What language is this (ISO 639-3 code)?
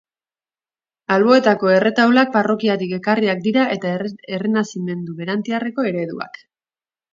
eus